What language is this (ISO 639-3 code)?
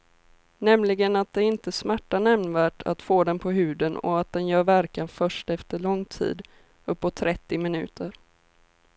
swe